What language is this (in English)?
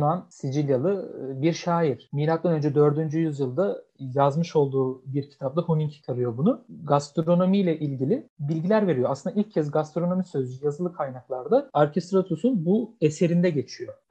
Turkish